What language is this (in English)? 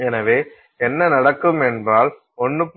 Tamil